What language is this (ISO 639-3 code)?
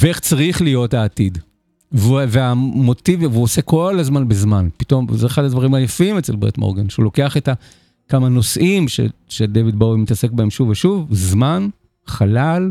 heb